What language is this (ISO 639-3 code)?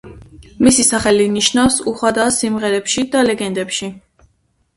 kat